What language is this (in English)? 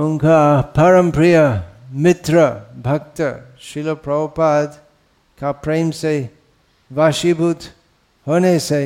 Hindi